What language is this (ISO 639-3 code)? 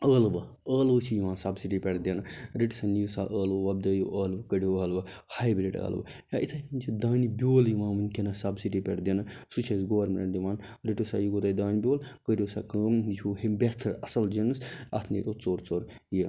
kas